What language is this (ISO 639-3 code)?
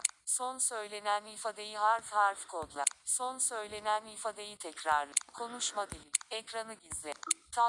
tur